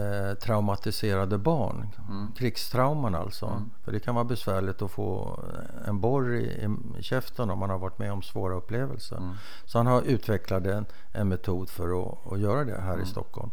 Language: Swedish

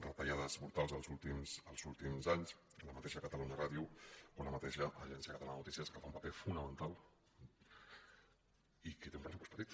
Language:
Catalan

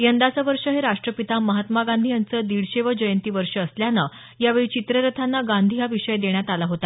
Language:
Marathi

